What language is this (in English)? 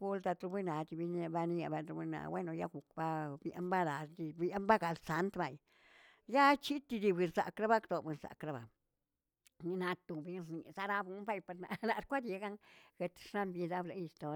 Tilquiapan Zapotec